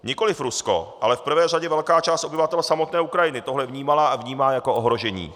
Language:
Czech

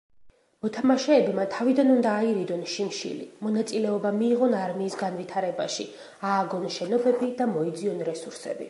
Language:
Georgian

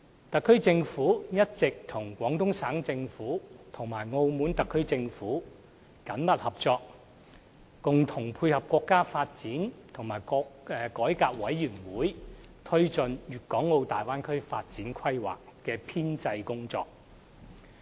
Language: Cantonese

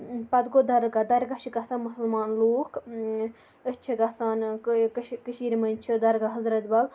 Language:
Kashmiri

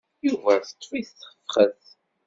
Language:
Kabyle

